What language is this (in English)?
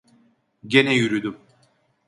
Turkish